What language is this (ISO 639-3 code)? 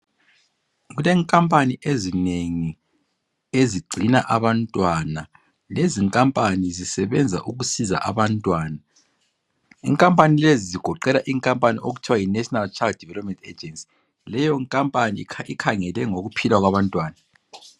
nde